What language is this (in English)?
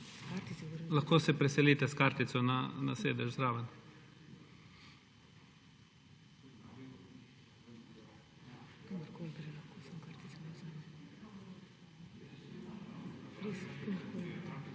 Slovenian